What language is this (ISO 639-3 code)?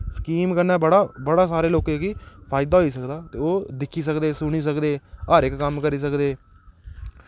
doi